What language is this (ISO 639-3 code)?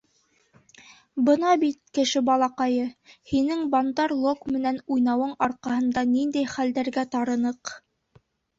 bak